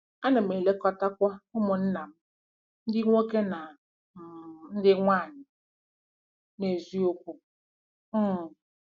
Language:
Igbo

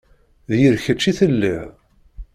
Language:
Kabyle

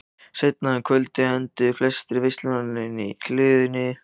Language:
Icelandic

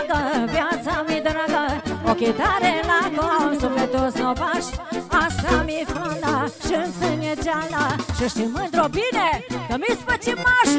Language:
Romanian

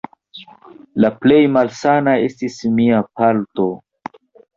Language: Esperanto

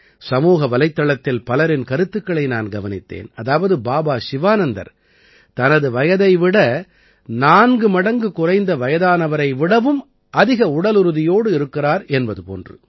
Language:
Tamil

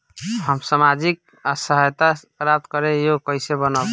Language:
Bhojpuri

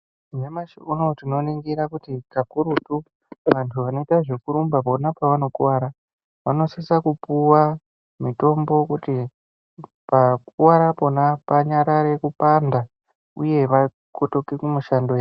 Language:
Ndau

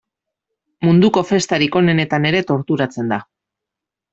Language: Basque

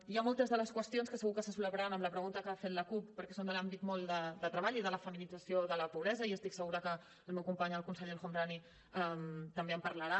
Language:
Catalan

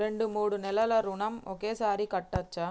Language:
Telugu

